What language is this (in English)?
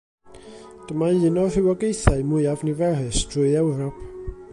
Welsh